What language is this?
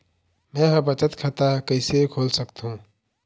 Chhattisgarhi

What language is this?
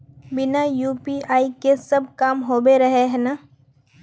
Magahi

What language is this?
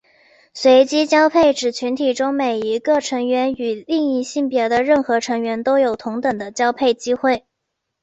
Chinese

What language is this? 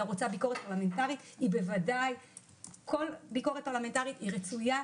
Hebrew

